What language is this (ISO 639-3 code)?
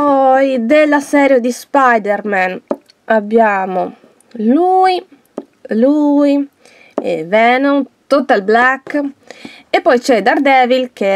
ita